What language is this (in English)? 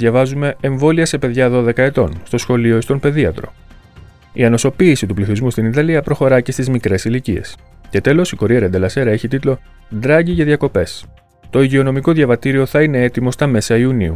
Greek